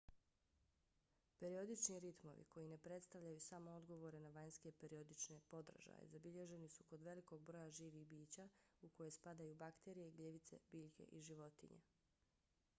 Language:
Bosnian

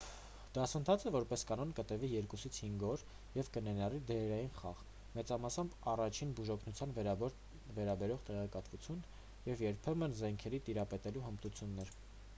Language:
Armenian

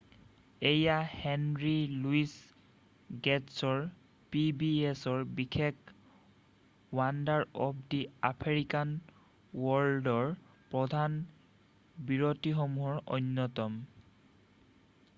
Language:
Assamese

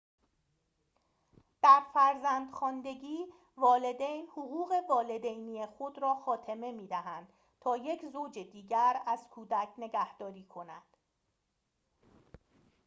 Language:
Persian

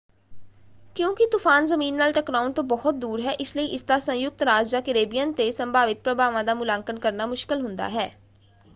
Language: Punjabi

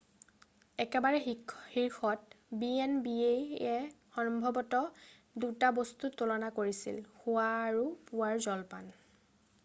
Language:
Assamese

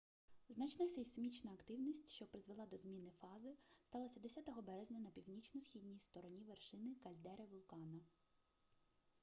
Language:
Ukrainian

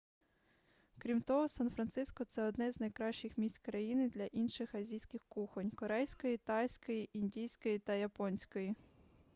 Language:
Ukrainian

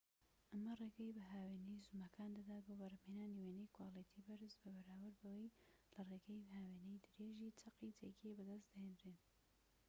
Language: Central Kurdish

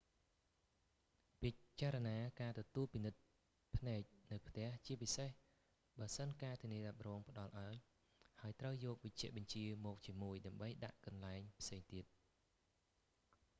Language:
Khmer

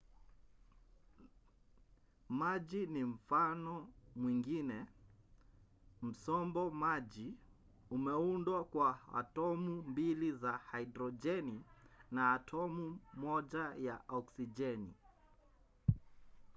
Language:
Swahili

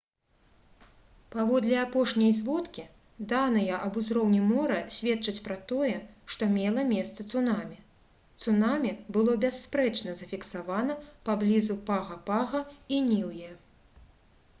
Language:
Belarusian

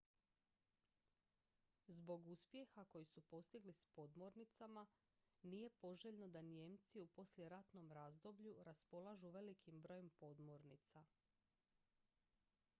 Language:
Croatian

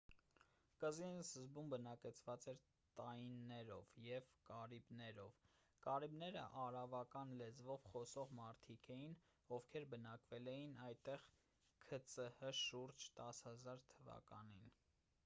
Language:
Armenian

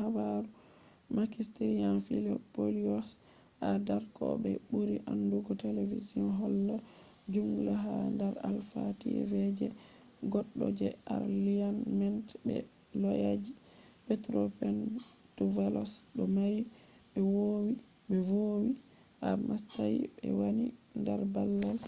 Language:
Fula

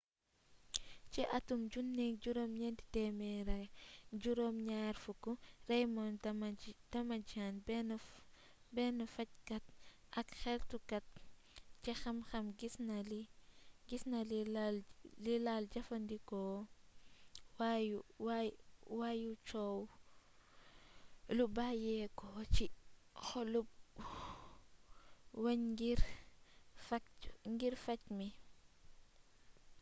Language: Wolof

